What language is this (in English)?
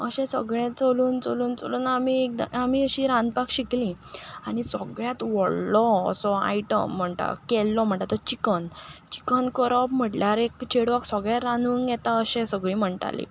Konkani